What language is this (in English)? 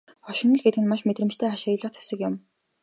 Mongolian